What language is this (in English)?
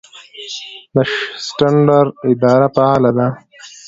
Pashto